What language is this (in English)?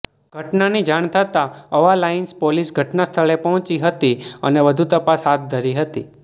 Gujarati